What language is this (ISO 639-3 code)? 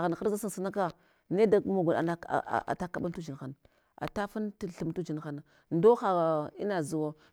hwo